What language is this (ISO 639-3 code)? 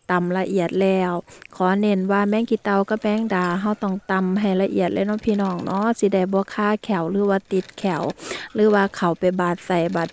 tha